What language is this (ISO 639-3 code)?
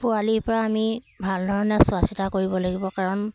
asm